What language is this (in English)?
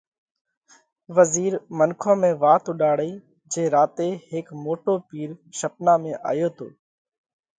Parkari Koli